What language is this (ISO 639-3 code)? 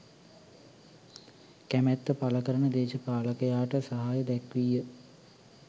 sin